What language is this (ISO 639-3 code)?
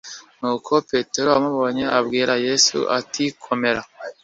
kin